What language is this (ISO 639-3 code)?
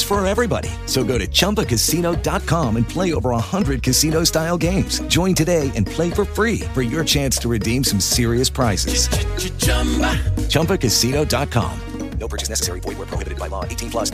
ita